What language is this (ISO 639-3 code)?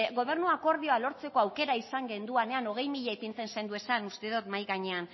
eus